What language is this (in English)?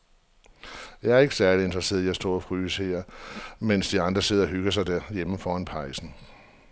Danish